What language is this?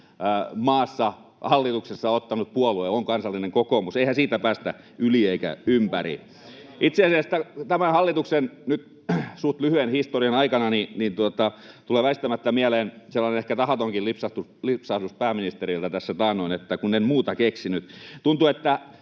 Finnish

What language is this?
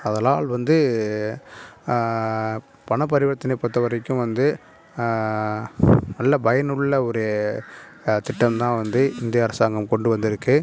Tamil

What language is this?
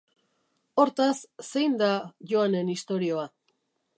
Basque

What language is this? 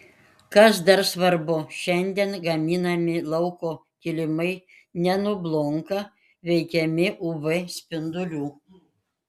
Lithuanian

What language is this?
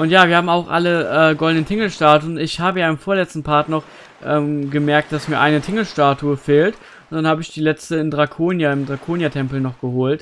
German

